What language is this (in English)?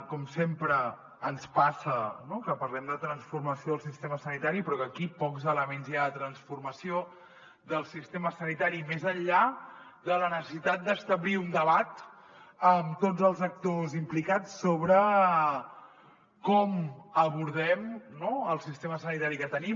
Catalan